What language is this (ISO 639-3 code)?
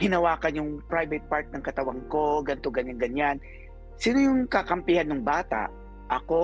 fil